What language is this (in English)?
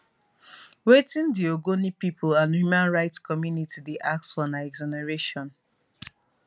Nigerian Pidgin